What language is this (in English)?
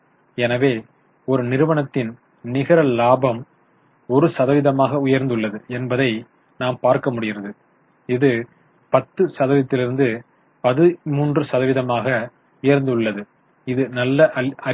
Tamil